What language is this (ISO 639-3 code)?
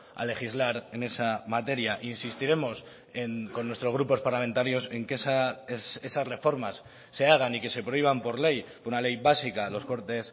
spa